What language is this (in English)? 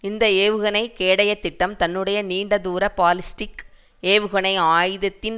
Tamil